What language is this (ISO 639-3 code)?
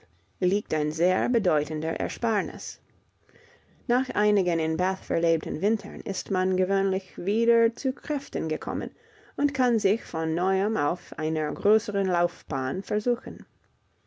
deu